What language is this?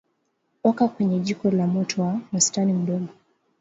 Swahili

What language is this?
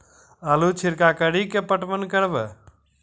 Maithili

